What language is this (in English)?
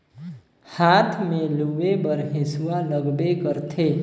Chhattisgarhi